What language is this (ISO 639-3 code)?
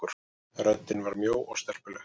isl